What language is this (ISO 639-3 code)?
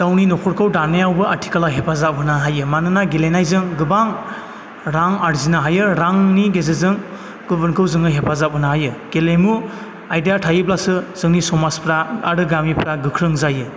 brx